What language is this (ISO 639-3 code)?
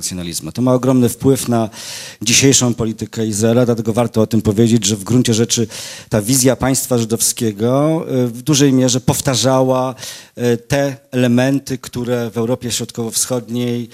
pol